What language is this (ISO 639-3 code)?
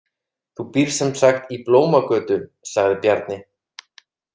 isl